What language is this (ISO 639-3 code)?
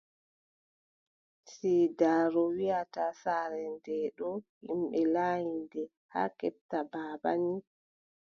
fub